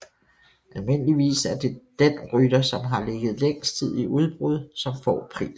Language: Danish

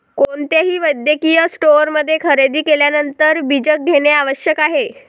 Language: Marathi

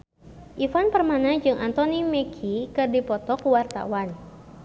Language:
Sundanese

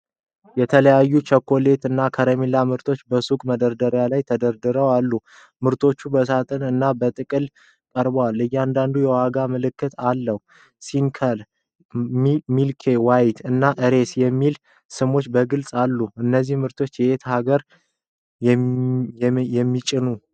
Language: Amharic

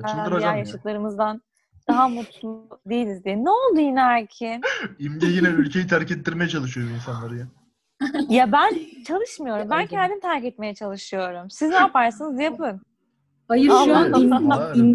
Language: Turkish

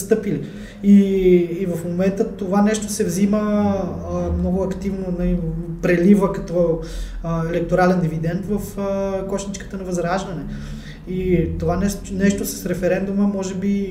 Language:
Bulgarian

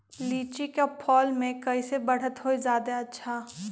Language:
Magahi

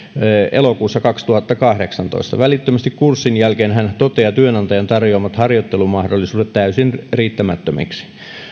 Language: Finnish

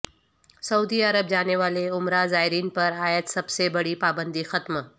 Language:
Urdu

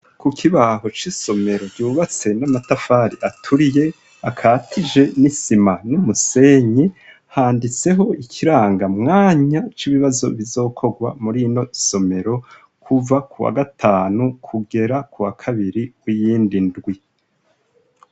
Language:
Rundi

